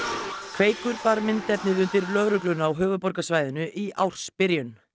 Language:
Icelandic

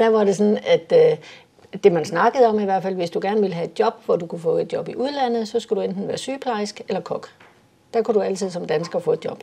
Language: Danish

